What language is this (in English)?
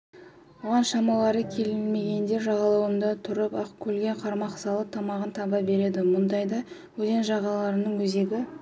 Kazakh